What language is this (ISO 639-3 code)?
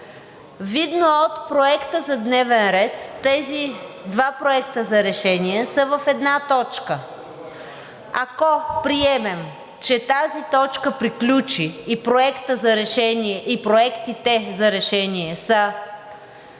bul